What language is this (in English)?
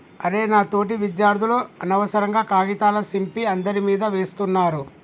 Telugu